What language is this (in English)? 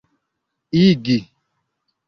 Esperanto